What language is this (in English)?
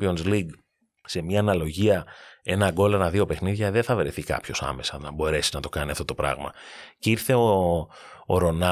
Greek